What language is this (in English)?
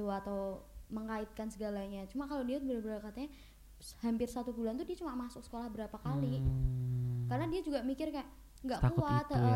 Indonesian